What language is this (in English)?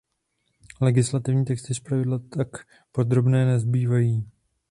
Czech